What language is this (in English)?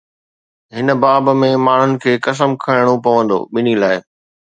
Sindhi